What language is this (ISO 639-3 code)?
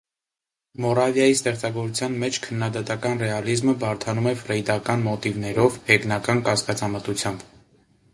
hye